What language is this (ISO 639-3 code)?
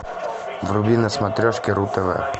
rus